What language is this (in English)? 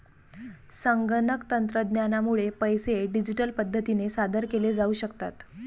Marathi